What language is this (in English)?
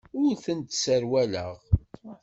Kabyle